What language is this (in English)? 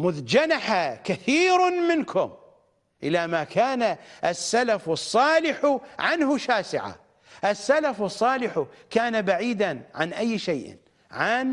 Arabic